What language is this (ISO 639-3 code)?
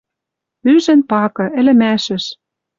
mrj